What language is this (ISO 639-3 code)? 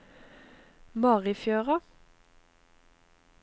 nor